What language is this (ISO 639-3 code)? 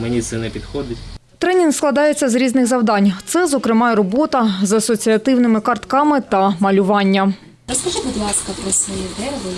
ukr